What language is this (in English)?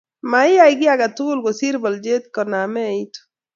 Kalenjin